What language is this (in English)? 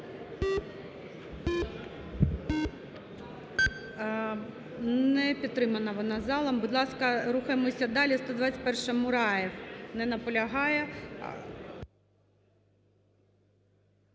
Ukrainian